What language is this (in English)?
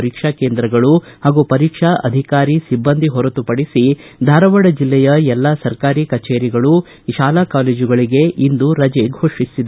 Kannada